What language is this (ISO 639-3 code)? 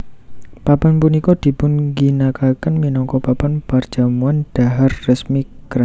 jav